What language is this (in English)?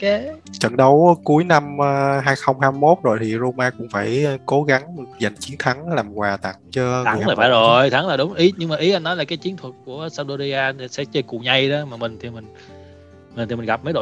Vietnamese